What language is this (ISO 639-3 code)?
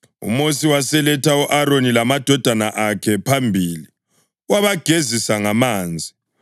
nde